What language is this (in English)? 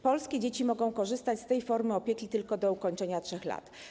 Polish